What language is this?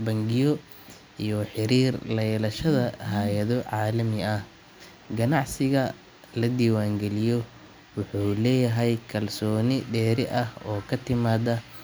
Somali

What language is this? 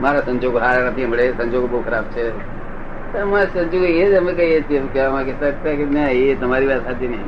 Gujarati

